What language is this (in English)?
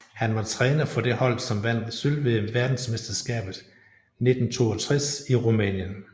Danish